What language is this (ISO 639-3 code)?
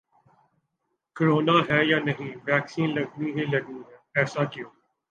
urd